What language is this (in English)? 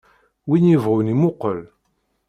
Kabyle